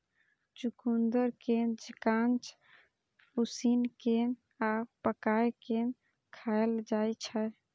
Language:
Maithili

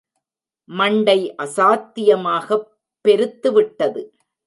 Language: Tamil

